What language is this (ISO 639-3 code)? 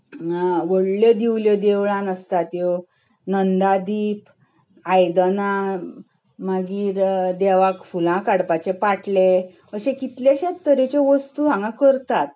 kok